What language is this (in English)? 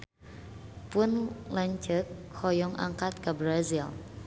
Sundanese